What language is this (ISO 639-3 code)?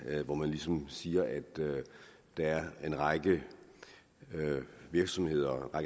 dan